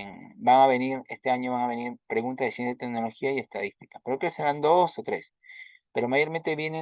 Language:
Spanish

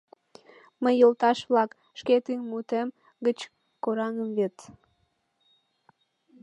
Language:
Mari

